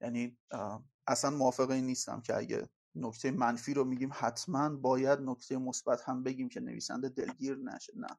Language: Persian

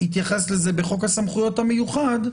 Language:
Hebrew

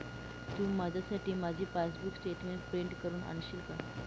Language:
Marathi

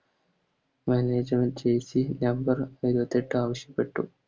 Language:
Malayalam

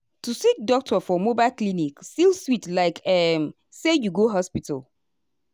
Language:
Nigerian Pidgin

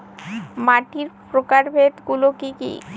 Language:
Bangla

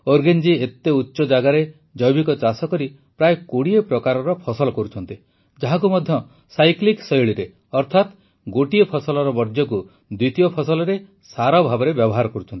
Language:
Odia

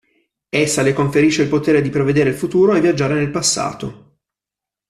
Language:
Italian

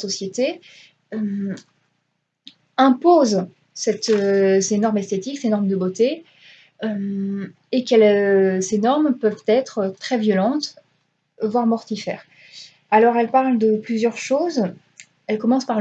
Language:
French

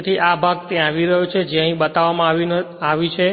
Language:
Gujarati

